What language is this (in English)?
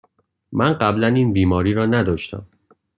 Persian